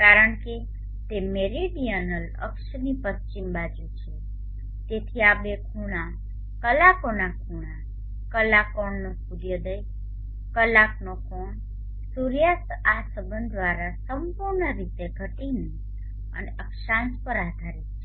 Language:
Gujarati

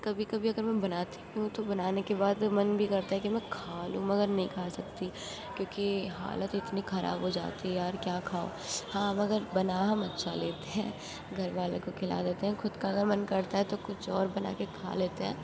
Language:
Urdu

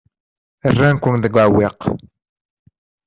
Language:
Kabyle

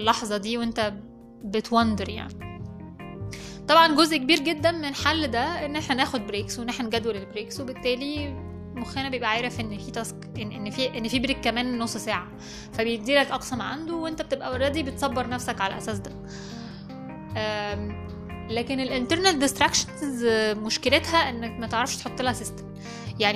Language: Arabic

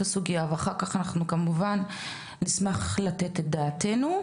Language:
Hebrew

